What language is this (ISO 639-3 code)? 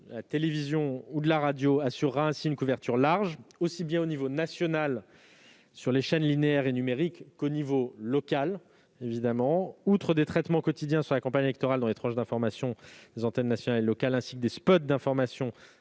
fra